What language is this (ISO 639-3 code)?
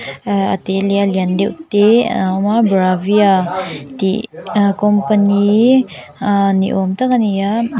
lus